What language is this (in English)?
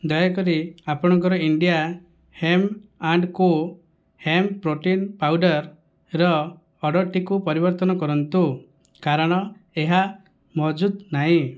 Odia